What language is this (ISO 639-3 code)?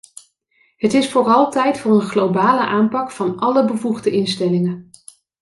nld